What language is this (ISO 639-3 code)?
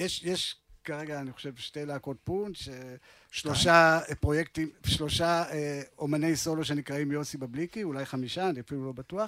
heb